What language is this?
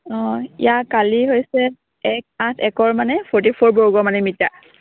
Assamese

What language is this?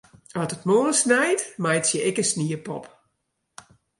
Western Frisian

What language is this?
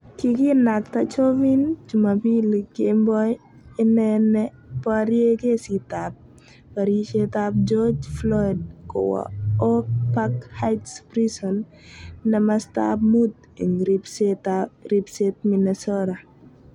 Kalenjin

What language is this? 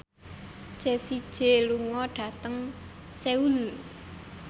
Javanese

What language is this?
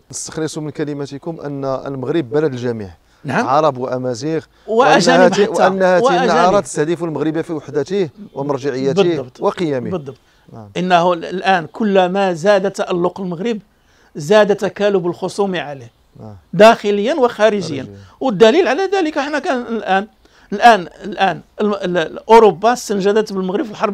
Arabic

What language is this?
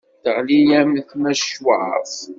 Kabyle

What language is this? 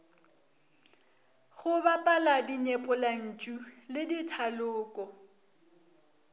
Northern Sotho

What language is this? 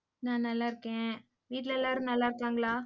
Tamil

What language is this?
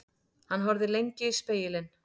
Icelandic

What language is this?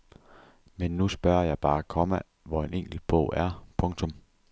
Danish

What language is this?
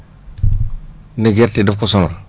Wolof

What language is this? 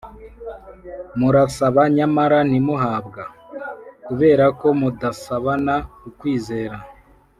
Kinyarwanda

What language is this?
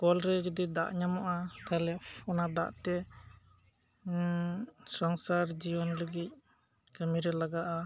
Santali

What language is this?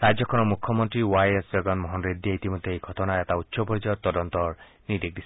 Assamese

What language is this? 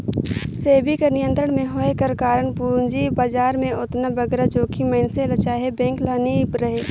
Chhattisgarhi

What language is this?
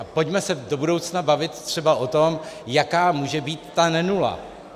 Czech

